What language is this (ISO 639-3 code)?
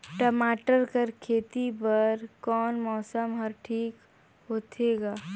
hne